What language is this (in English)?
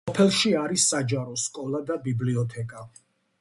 Georgian